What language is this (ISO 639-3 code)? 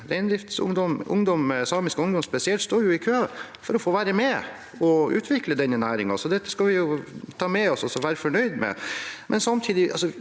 nor